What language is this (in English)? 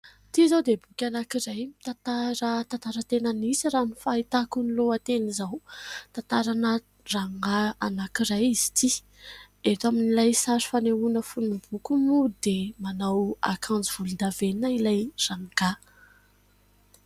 Malagasy